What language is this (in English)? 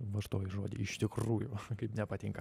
Lithuanian